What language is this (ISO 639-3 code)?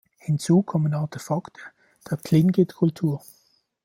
deu